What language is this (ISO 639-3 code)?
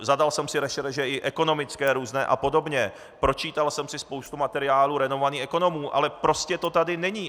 ces